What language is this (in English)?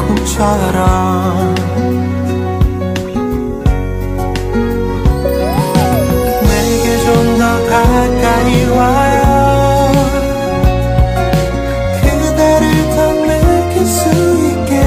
Thai